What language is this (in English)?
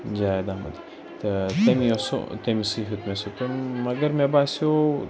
Kashmiri